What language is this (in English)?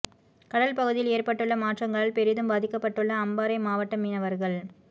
Tamil